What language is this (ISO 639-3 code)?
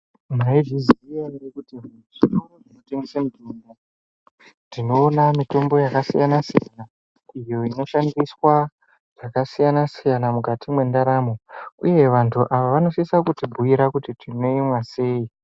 ndc